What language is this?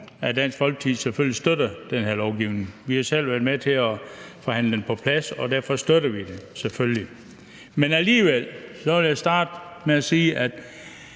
Danish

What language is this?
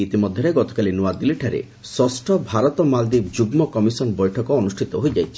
Odia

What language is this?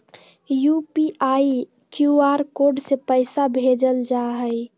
Magahi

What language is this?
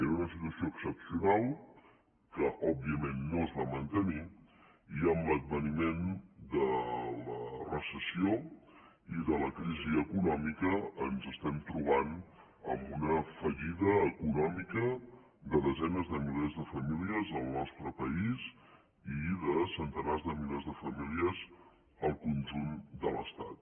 Catalan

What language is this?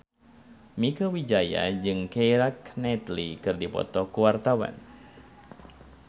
Sundanese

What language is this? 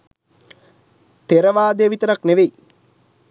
Sinhala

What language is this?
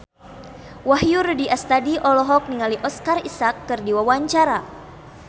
Sundanese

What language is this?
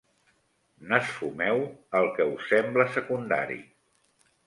Catalan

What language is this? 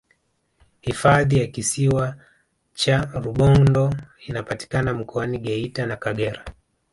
Swahili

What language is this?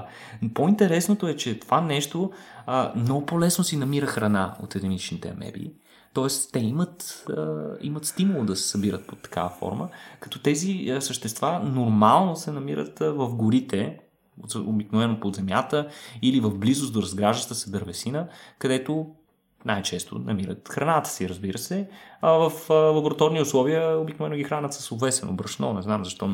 Bulgarian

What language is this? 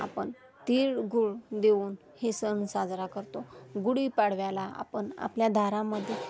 Marathi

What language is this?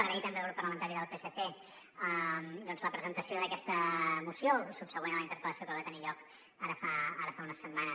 Catalan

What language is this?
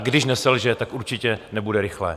Czech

